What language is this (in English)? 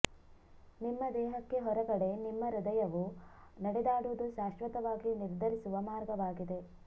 Kannada